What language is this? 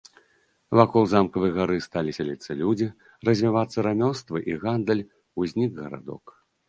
Belarusian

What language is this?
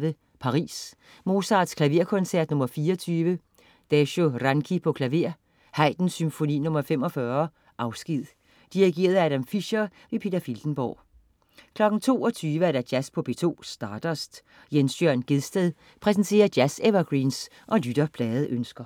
Danish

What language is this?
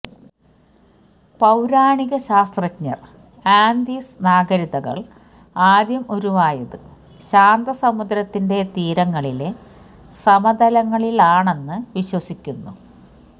Malayalam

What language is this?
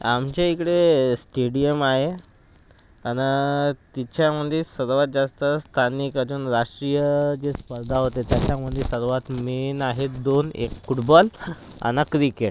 Marathi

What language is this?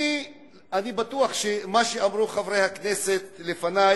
Hebrew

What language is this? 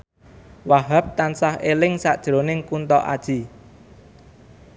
Javanese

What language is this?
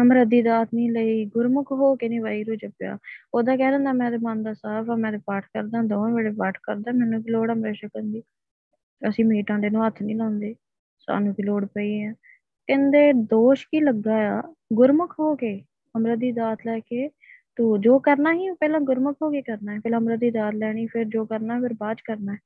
Punjabi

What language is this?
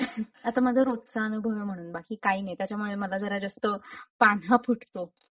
Marathi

